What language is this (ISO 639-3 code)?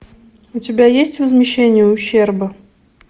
rus